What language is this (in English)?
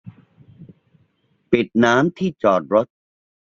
Thai